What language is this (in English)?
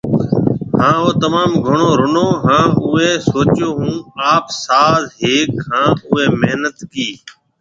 Marwari (Pakistan)